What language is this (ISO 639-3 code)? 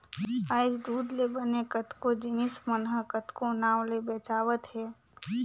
hne